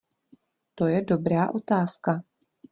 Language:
Czech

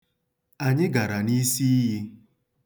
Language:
Igbo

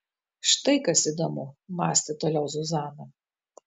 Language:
Lithuanian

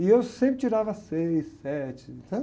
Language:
Portuguese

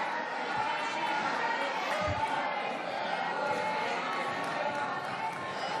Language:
Hebrew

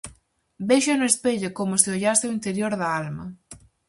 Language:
Galician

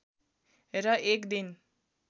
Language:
Nepali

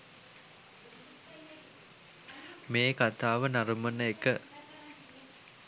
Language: Sinhala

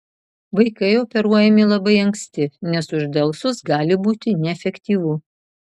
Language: Lithuanian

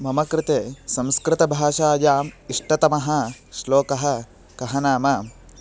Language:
Sanskrit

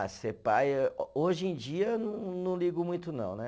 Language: Portuguese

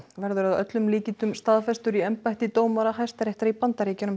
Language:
Icelandic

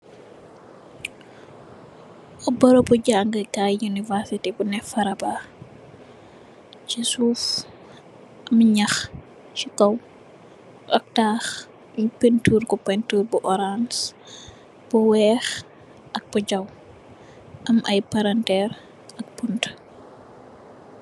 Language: Wolof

